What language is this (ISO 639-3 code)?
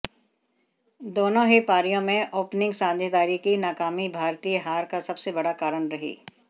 hin